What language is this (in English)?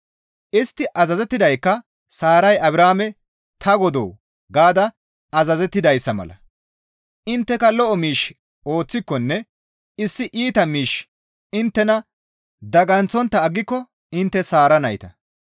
Gamo